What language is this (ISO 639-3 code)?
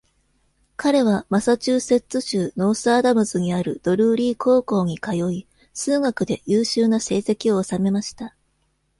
jpn